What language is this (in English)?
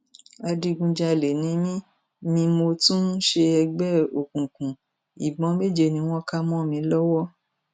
Yoruba